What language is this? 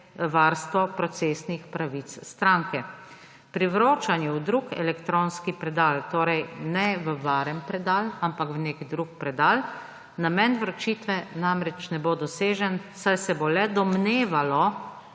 Slovenian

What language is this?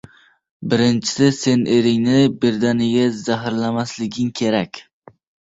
Uzbek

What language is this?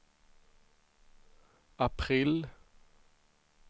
Swedish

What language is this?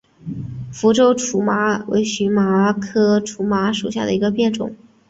Chinese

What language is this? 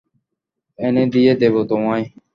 Bangla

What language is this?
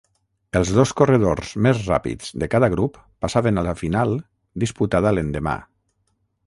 Catalan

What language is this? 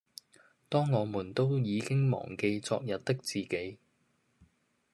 Cantonese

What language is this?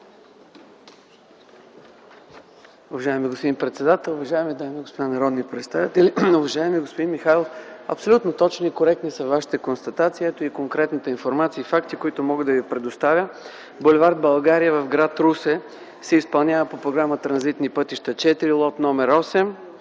Bulgarian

